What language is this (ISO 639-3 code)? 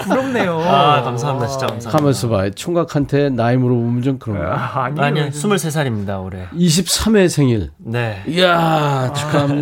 kor